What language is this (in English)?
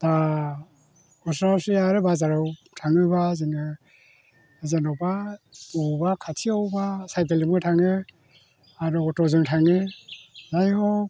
Bodo